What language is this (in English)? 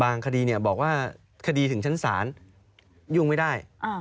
Thai